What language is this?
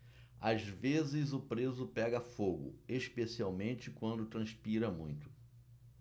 Portuguese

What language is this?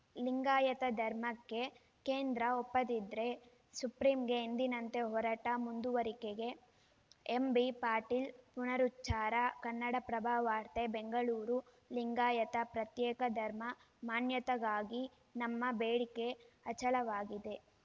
Kannada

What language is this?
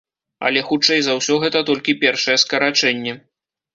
Belarusian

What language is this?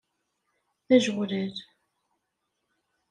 Kabyle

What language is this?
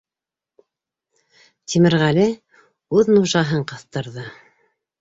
Bashkir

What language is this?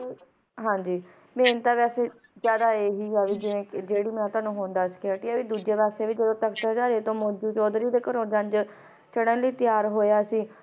Punjabi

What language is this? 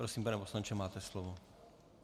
Czech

